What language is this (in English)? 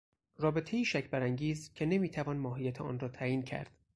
Persian